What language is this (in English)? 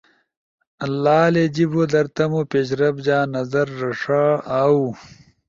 Ushojo